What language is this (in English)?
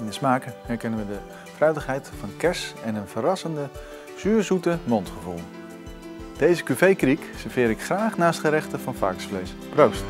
Dutch